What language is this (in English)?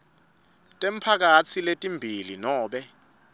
Swati